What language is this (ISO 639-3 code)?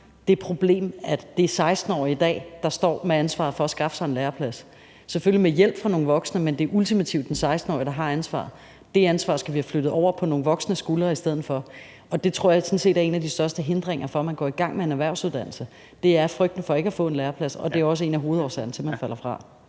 dan